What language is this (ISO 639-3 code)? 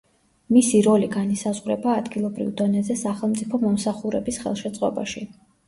kat